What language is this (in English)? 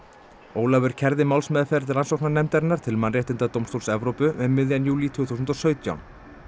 Icelandic